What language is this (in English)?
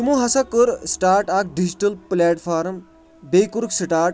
Kashmiri